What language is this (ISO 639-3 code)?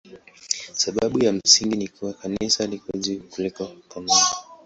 swa